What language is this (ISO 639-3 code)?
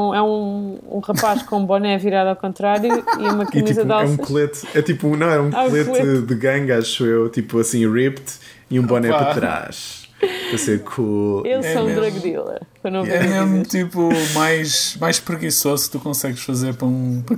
por